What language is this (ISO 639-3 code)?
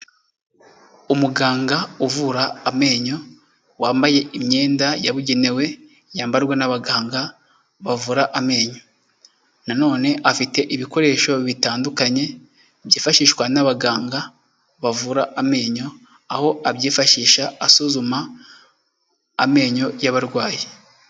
kin